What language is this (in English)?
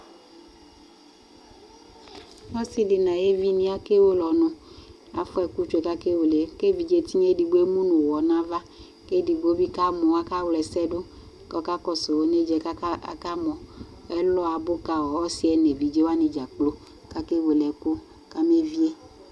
Ikposo